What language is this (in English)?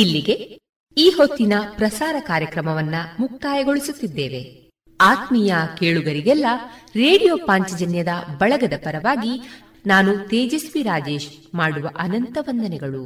Kannada